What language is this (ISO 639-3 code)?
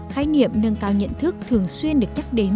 vie